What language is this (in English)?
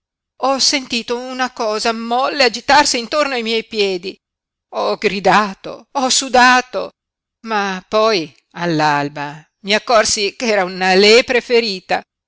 Italian